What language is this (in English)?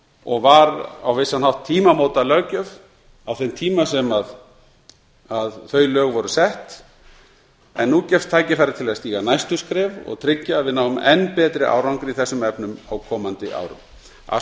Icelandic